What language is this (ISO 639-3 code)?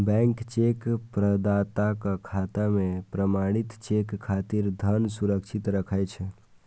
mai